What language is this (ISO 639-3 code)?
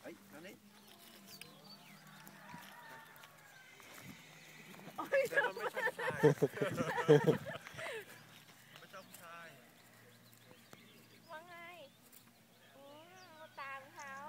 tha